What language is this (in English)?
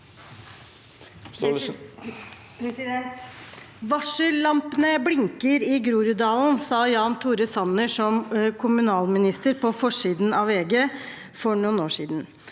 Norwegian